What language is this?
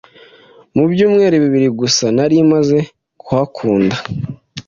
Kinyarwanda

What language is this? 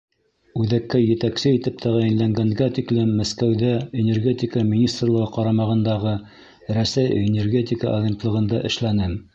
Bashkir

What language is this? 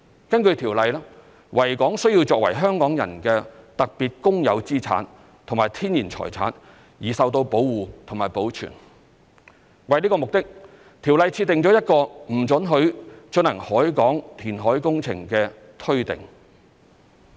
Cantonese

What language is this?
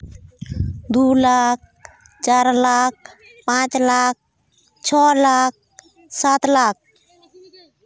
Santali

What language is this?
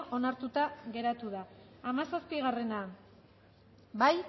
Basque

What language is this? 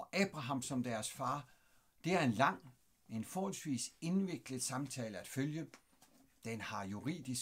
Danish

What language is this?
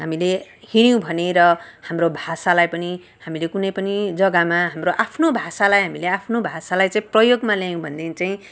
Nepali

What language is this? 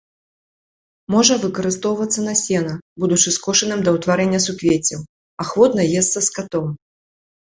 Belarusian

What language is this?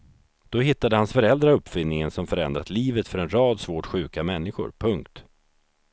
Swedish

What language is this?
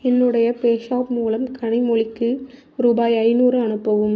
Tamil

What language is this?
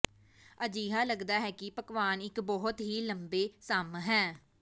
Punjabi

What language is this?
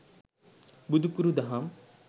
Sinhala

